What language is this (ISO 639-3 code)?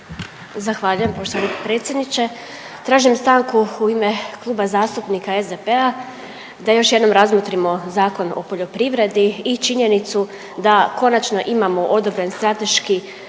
hrv